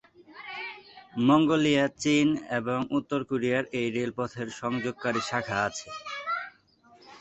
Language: Bangla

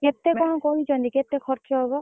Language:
Odia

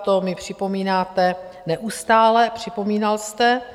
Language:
Czech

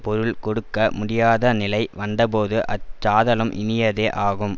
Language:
Tamil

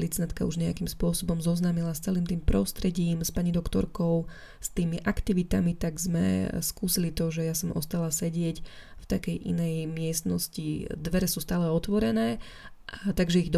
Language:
Slovak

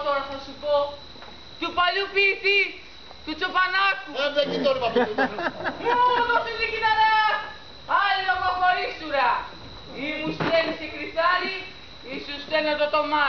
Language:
Greek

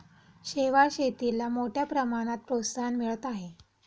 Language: Marathi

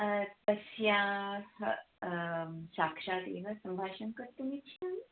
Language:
Sanskrit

